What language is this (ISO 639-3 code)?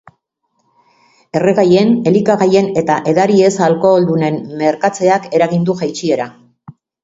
eus